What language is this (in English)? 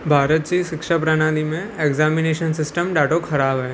Sindhi